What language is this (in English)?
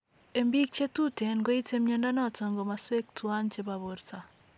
Kalenjin